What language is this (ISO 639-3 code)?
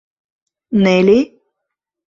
chm